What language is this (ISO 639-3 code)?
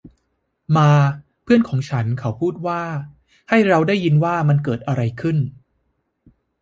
tha